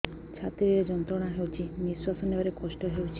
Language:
Odia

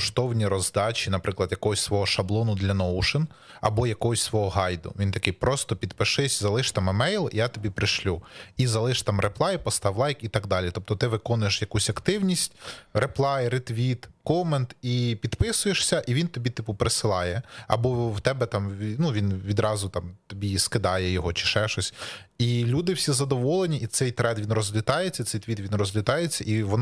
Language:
Ukrainian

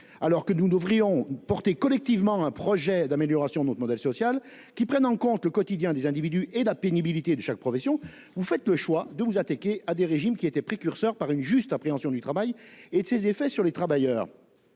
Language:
French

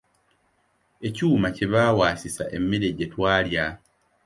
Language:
Ganda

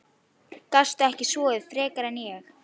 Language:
Icelandic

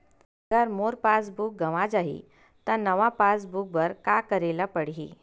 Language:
Chhattisgarhi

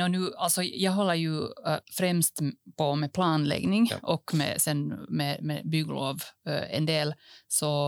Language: Swedish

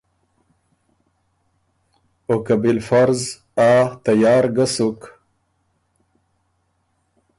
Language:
Ormuri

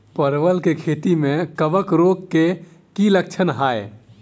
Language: Maithili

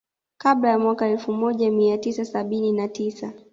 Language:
Swahili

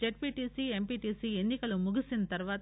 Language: Telugu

